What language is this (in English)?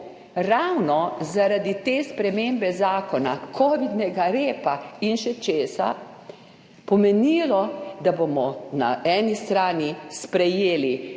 Slovenian